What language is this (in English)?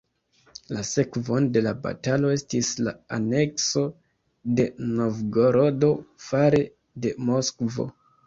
Esperanto